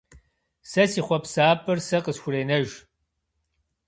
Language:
Kabardian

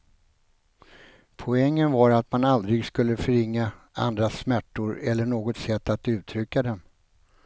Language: Swedish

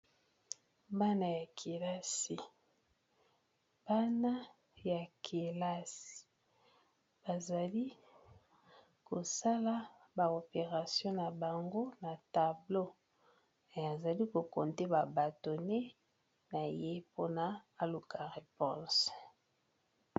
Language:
Lingala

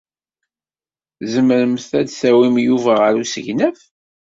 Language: Kabyle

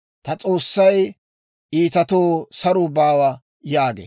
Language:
Dawro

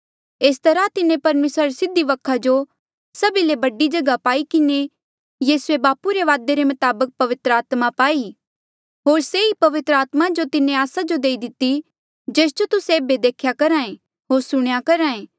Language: Mandeali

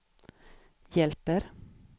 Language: Swedish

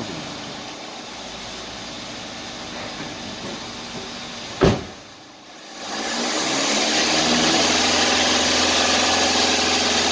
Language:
Korean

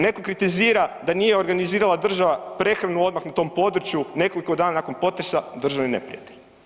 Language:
Croatian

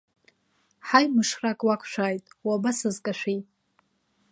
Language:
Abkhazian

